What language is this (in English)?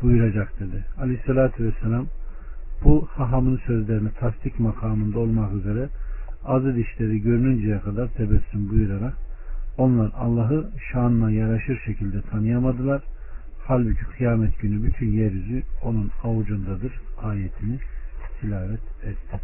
Turkish